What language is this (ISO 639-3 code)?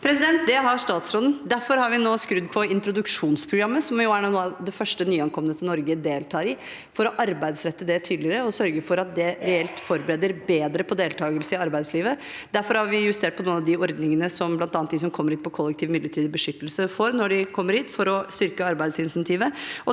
nor